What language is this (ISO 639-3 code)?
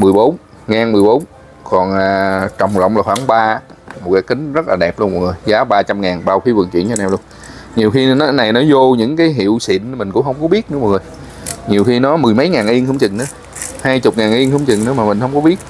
vie